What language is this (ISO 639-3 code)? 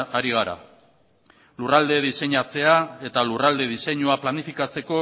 eus